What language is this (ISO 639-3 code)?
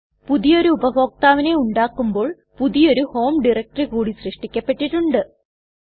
mal